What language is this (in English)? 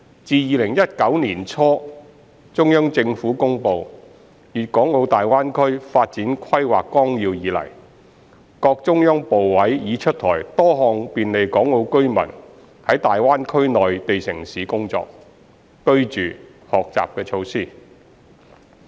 Cantonese